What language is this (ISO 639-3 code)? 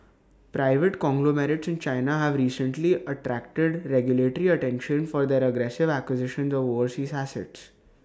eng